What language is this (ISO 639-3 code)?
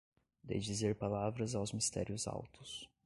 por